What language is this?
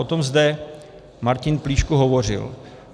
Czech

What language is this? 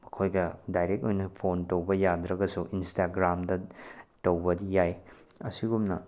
Manipuri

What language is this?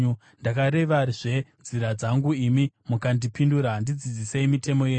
Shona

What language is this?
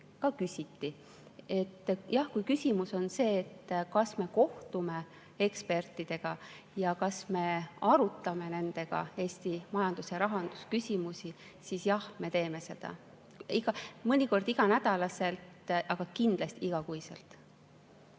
Estonian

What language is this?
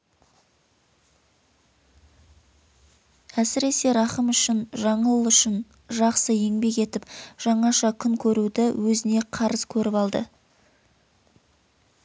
Kazakh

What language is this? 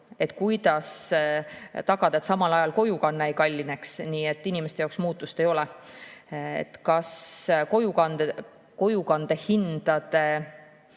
Estonian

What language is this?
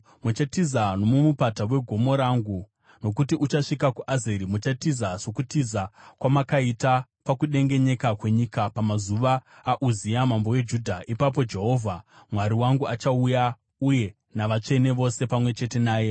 Shona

